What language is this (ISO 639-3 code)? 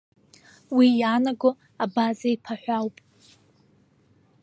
abk